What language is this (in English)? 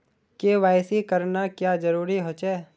Magahi